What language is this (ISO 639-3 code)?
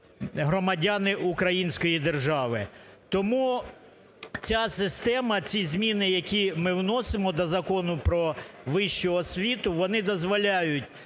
ukr